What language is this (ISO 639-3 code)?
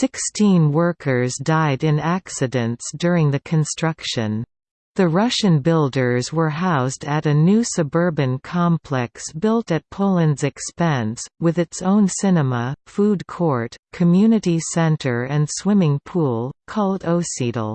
eng